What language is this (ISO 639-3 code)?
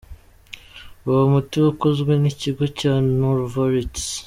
kin